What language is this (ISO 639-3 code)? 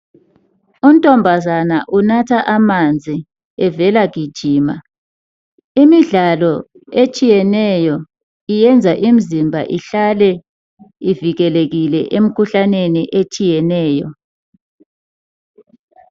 nde